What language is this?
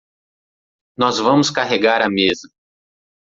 Portuguese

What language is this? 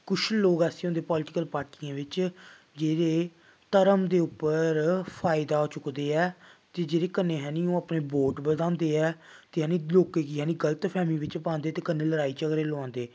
Dogri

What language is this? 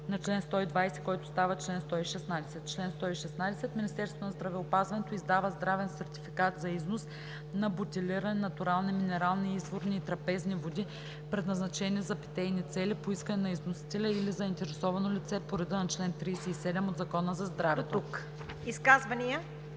Bulgarian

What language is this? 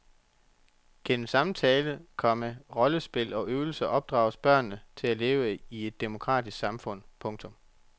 Danish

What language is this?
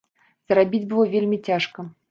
Belarusian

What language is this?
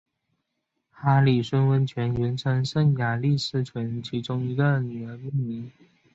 Chinese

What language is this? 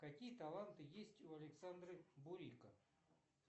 Russian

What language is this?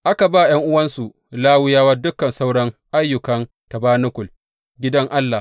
Hausa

